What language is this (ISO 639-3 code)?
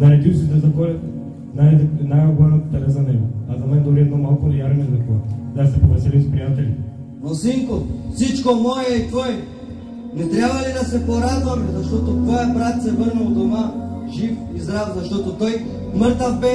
bul